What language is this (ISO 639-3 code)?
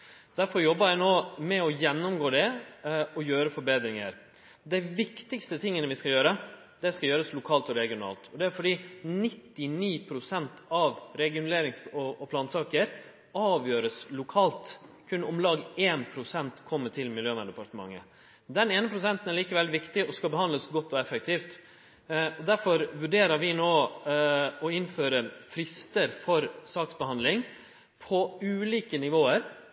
nno